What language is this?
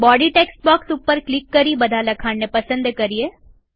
Gujarati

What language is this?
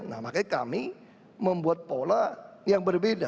Indonesian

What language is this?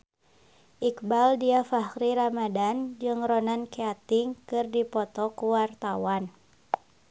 Sundanese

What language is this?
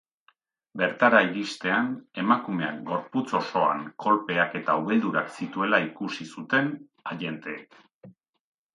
Basque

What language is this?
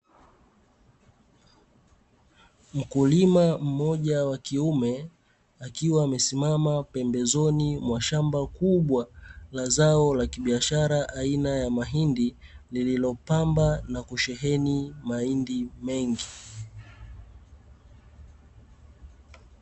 Swahili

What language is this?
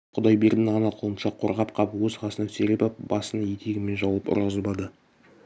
Kazakh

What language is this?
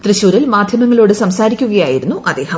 Malayalam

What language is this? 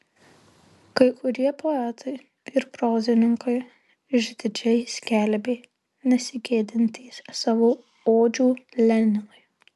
Lithuanian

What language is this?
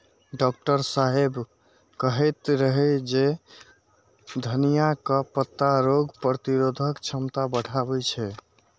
Maithili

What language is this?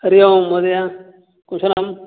Sanskrit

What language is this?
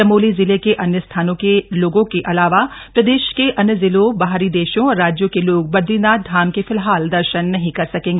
Hindi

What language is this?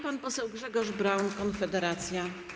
Polish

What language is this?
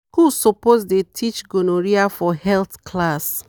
Nigerian Pidgin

